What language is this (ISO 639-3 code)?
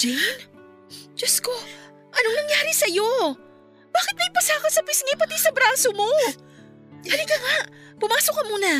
fil